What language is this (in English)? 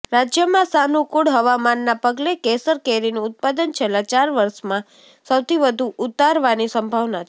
Gujarati